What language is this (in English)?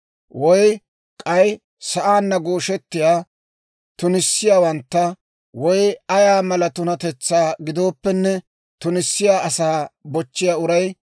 Dawro